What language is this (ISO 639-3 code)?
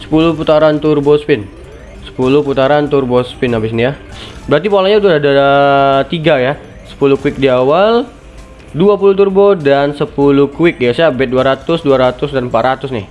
ind